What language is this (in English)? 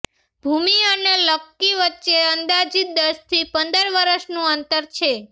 Gujarati